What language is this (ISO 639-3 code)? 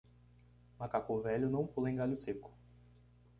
por